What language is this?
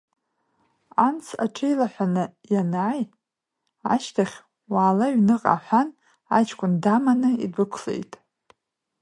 Abkhazian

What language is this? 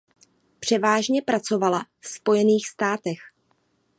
Czech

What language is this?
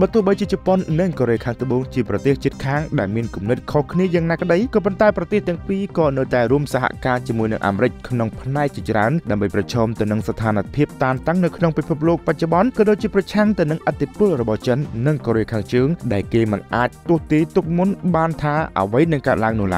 Thai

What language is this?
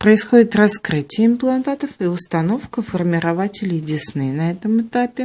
Russian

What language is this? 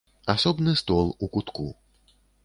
Belarusian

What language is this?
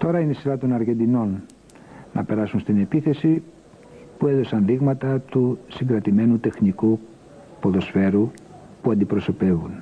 Greek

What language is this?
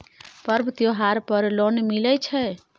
Maithili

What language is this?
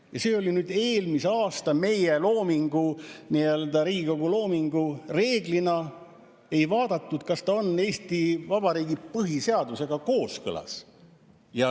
Estonian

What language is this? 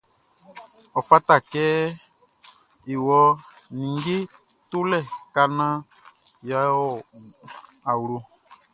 Baoulé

